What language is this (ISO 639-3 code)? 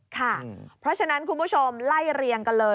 tha